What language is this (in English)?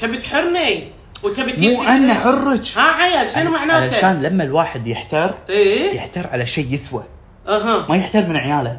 Arabic